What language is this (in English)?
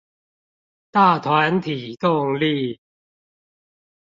Chinese